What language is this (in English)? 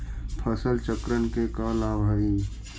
Magahi